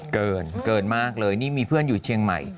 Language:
Thai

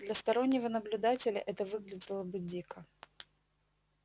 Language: Russian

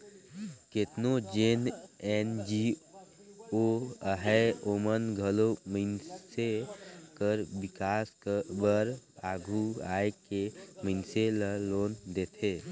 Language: Chhattisgarhi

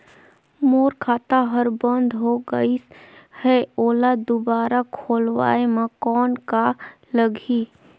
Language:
Chhattisgarhi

